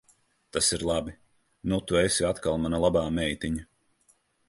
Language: Latvian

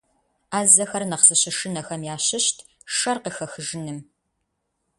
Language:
Kabardian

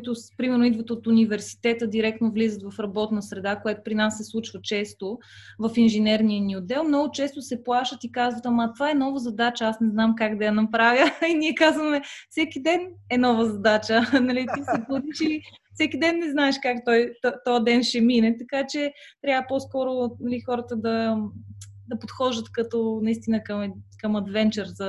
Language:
Bulgarian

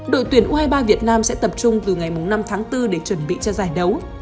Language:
Vietnamese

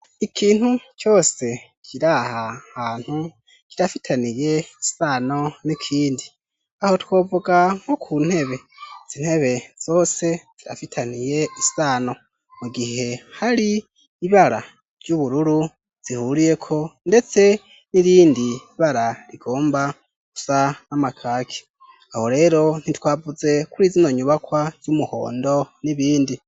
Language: Rundi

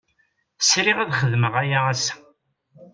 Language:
Kabyle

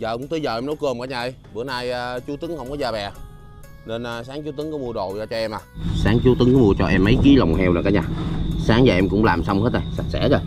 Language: Vietnamese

